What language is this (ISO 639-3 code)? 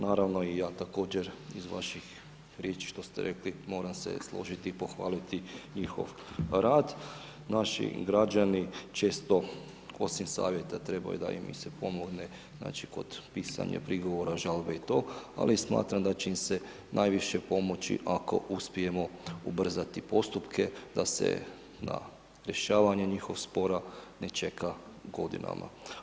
hrv